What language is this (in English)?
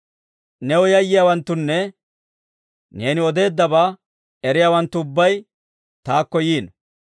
Dawro